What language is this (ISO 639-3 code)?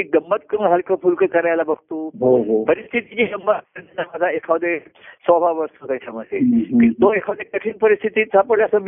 mar